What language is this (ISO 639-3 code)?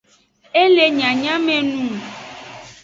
ajg